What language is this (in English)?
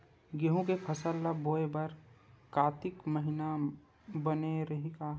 Chhattisgarhi